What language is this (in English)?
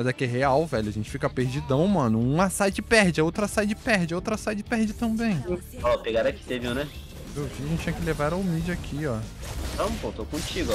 Portuguese